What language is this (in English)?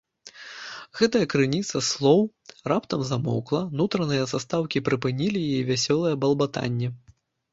Belarusian